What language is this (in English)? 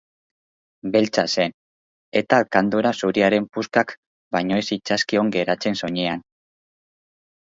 Basque